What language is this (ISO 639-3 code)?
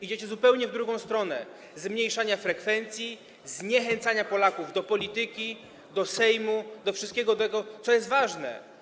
pol